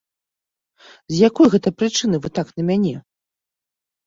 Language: Belarusian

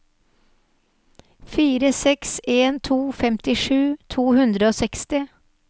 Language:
Norwegian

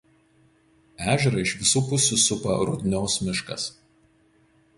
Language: Lithuanian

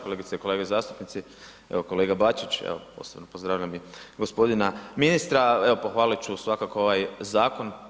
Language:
Croatian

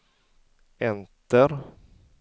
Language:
Swedish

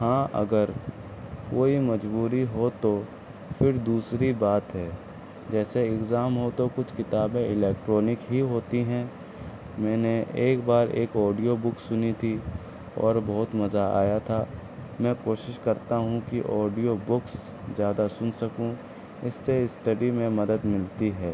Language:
Urdu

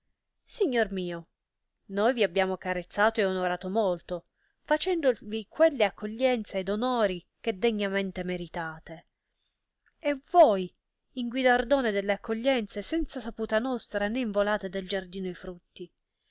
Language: Italian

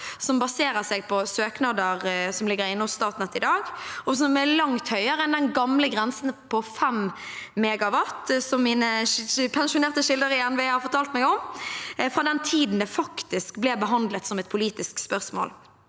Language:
Norwegian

